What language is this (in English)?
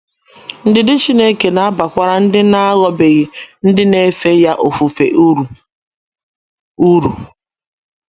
Igbo